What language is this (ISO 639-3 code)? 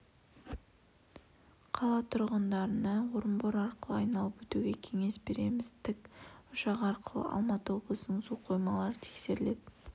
kaz